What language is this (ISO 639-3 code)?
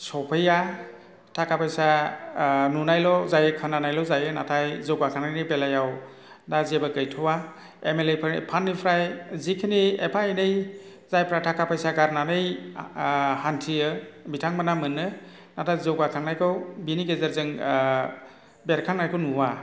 brx